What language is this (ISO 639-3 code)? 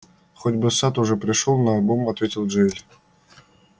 rus